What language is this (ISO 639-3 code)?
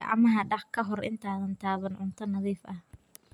som